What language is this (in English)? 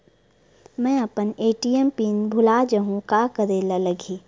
Chhattisgarhi